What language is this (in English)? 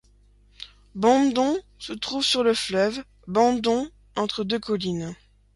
French